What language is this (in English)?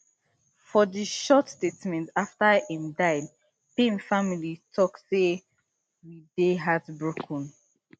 Nigerian Pidgin